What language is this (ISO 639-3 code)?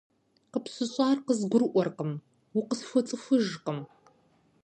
kbd